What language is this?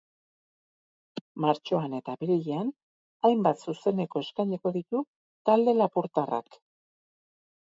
Basque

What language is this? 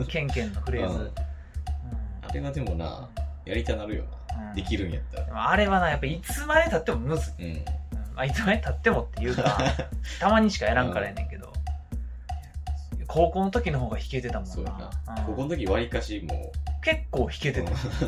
Japanese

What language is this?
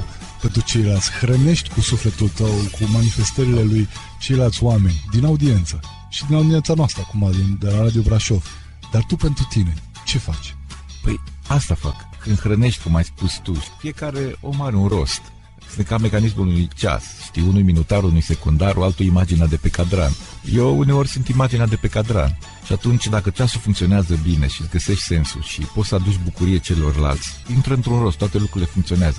Romanian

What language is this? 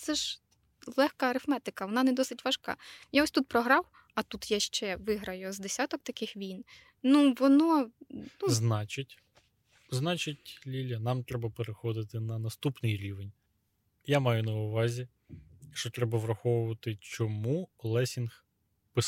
Ukrainian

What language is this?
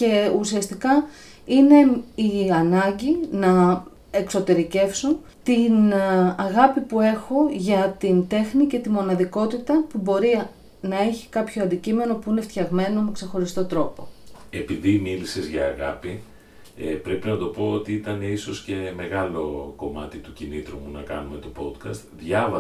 Greek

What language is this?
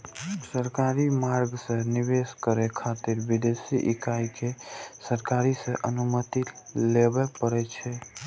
Maithili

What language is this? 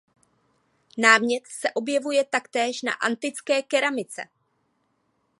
Czech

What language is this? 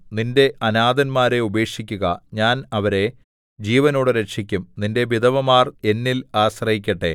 Malayalam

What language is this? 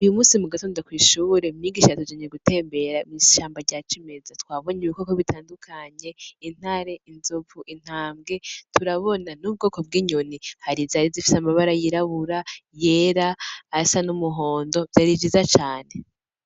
Rundi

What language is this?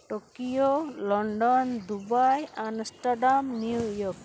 Santali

